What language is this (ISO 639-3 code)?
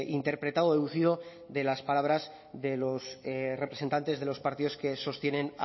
spa